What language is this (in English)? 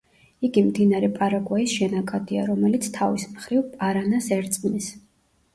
Georgian